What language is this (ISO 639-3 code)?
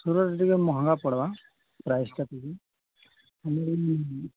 ori